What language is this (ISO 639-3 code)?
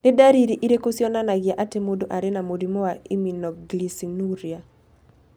kik